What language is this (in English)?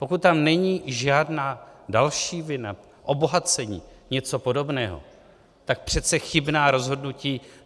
Czech